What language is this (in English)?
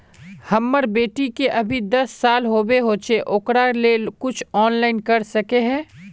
Magahi